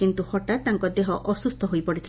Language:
Odia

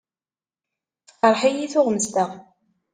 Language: Kabyle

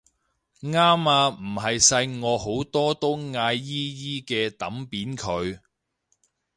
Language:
Cantonese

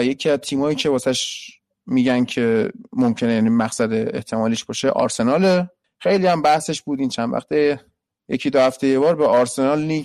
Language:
Persian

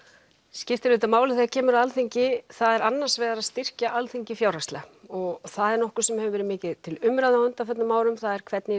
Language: Icelandic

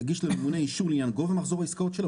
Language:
Hebrew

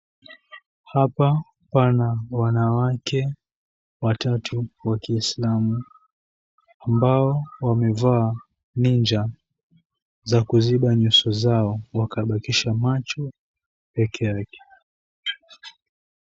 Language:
Swahili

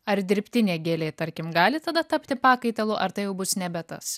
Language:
Lithuanian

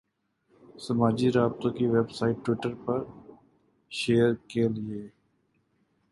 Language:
Urdu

